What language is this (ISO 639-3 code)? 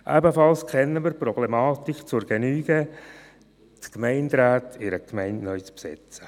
gsw